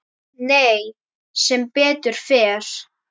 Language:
Icelandic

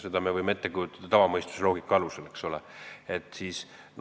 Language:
Estonian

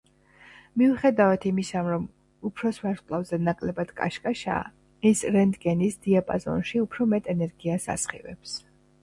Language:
Georgian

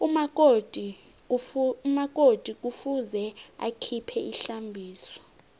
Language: South Ndebele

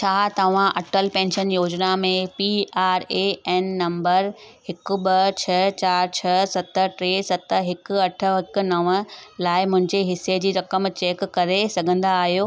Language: Sindhi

